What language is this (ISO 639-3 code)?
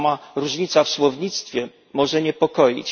pol